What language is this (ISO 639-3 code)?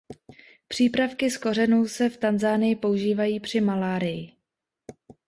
ces